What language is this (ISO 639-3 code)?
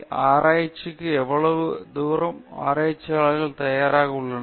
tam